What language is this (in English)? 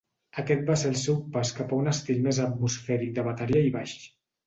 Catalan